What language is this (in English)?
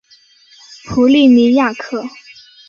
Chinese